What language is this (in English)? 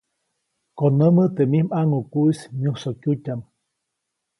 Copainalá Zoque